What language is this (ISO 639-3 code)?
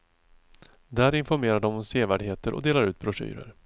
swe